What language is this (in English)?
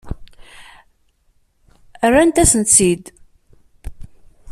Kabyle